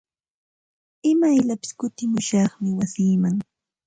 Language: Santa Ana de Tusi Pasco Quechua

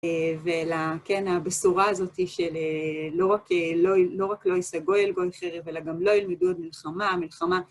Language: Hebrew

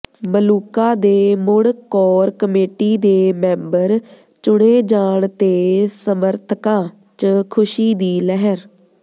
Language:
Punjabi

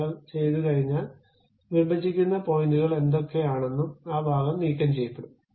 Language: Malayalam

